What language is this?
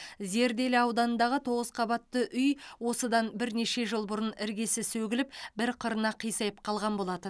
Kazakh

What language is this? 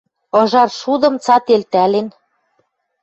Western Mari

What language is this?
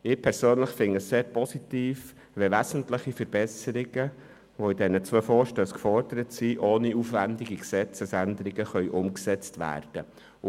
Swiss German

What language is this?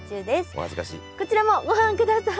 Japanese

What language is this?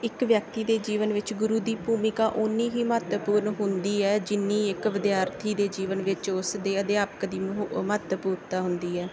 Punjabi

